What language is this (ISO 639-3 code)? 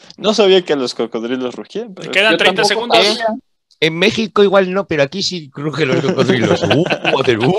spa